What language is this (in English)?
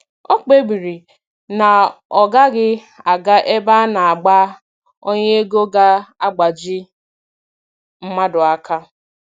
Igbo